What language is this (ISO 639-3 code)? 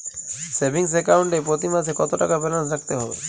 ben